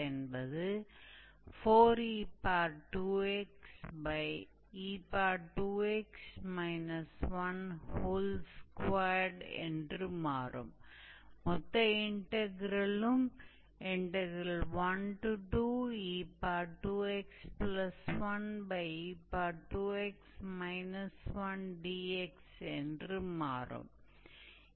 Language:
Hindi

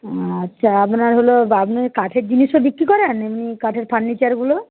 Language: Bangla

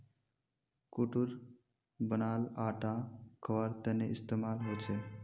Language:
Magahi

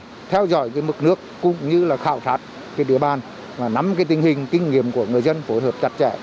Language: Vietnamese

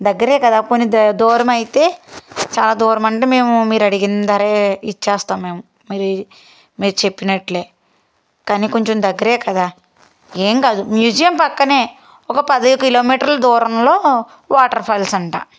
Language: Telugu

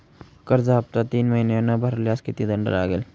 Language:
Marathi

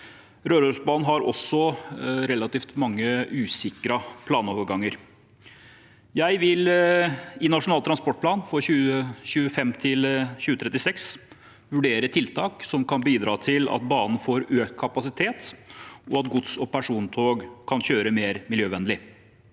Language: Norwegian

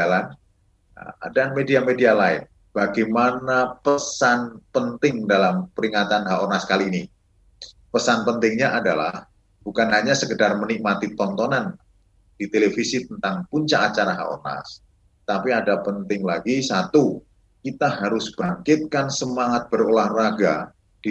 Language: Indonesian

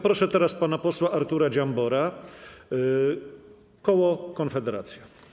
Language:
Polish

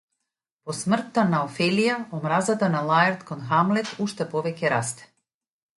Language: Macedonian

